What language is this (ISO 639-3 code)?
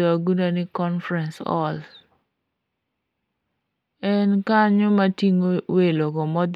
luo